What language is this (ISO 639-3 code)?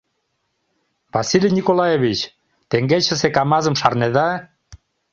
chm